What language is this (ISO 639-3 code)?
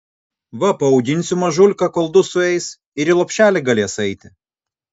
lit